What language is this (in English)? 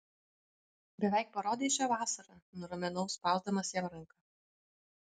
Lithuanian